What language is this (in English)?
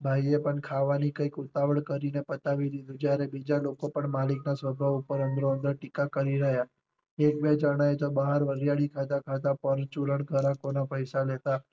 Gujarati